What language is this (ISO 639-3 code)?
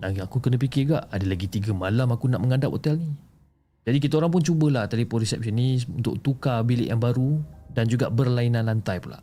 msa